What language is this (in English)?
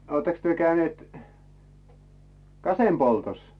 Finnish